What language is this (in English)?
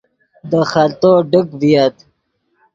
Yidgha